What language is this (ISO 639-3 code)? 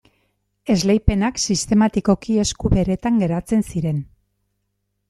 eus